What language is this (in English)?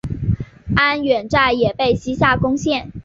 Chinese